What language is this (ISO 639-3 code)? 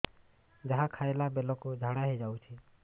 ori